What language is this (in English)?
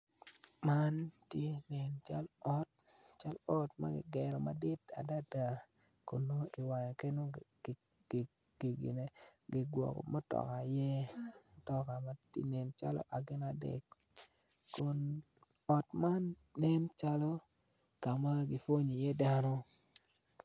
Acoli